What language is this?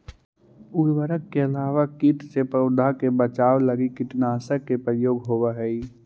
Magahi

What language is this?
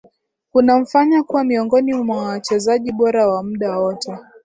Swahili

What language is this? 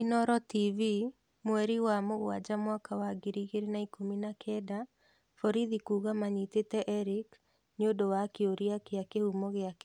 Kikuyu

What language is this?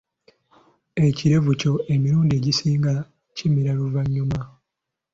Ganda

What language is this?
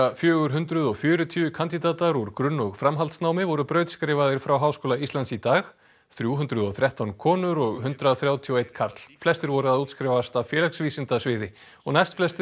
Icelandic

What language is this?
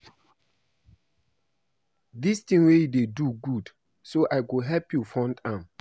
Nigerian Pidgin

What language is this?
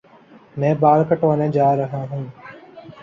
Urdu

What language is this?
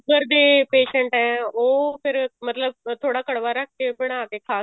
Punjabi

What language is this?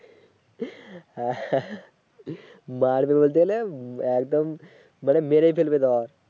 Bangla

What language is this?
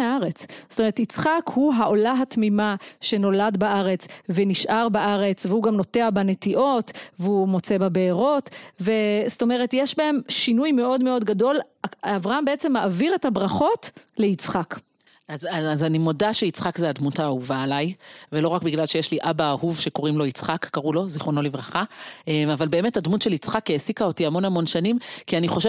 Hebrew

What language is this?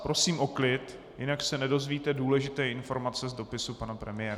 Czech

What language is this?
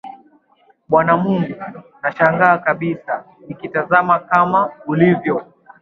Swahili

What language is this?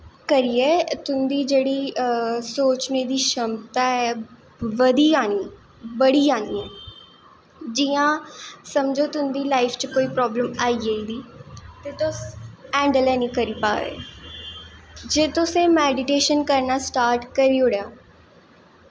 Dogri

